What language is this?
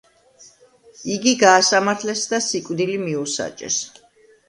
Georgian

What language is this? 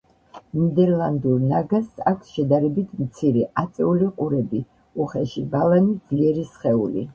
Georgian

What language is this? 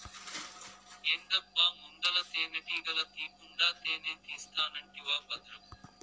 Telugu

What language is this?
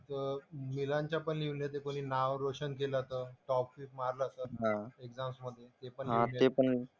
Marathi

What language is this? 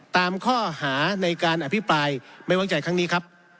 Thai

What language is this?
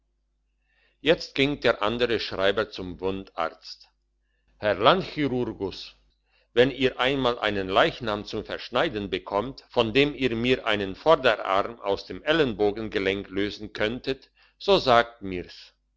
German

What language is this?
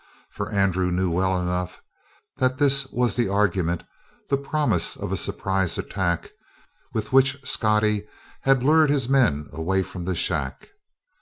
English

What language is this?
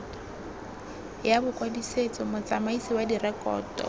Tswana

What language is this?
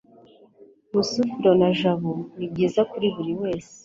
Kinyarwanda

